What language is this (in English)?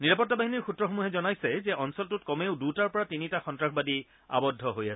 Assamese